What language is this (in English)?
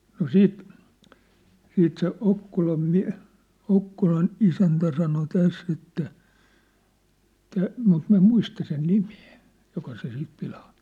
Finnish